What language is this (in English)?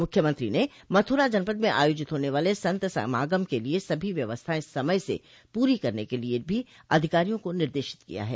Hindi